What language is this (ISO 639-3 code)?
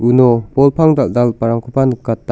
grt